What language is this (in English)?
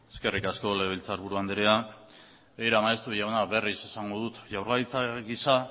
Basque